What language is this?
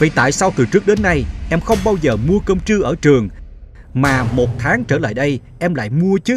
Vietnamese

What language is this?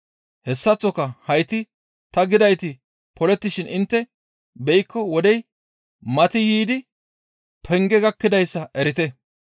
Gamo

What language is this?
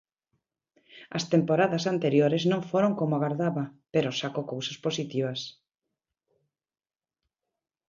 Galician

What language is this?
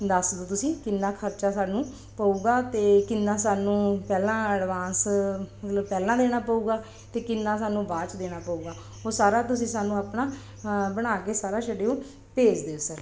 Punjabi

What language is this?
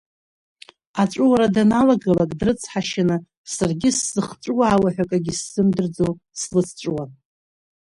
Abkhazian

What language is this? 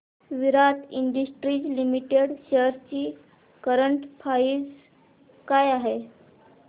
Marathi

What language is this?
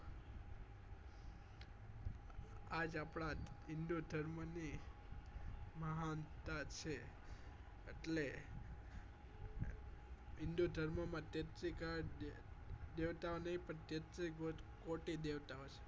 Gujarati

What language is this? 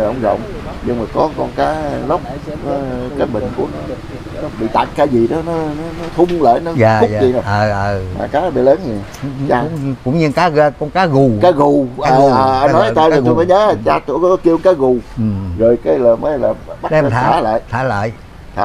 Vietnamese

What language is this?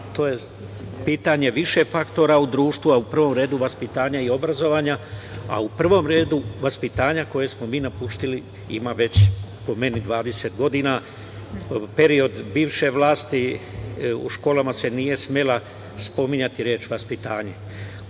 Serbian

